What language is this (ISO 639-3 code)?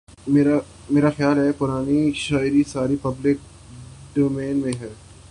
urd